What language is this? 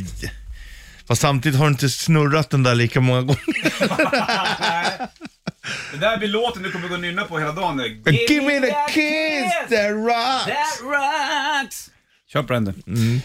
Swedish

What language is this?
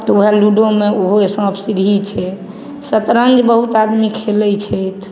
Maithili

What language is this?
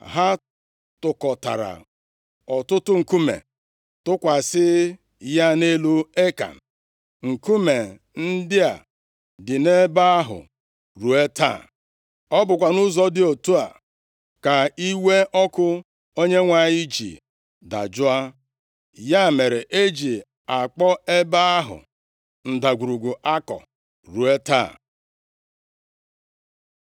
Igbo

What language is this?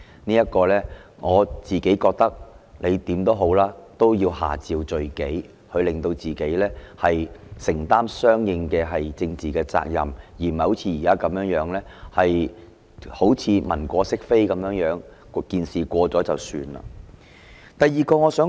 Cantonese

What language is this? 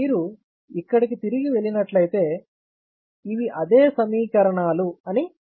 Telugu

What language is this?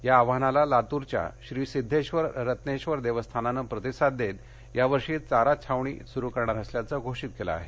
Marathi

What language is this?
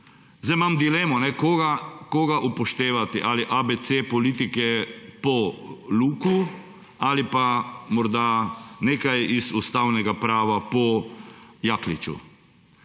Slovenian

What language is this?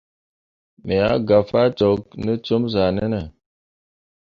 Mundang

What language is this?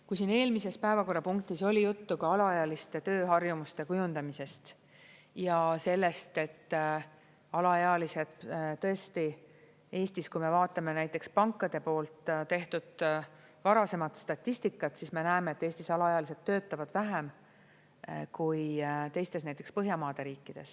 Estonian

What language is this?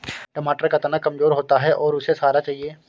Hindi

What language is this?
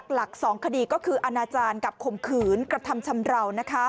Thai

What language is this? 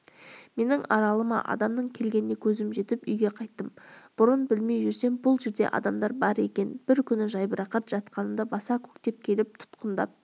Kazakh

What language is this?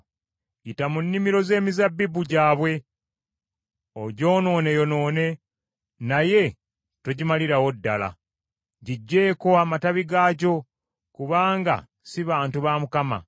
Ganda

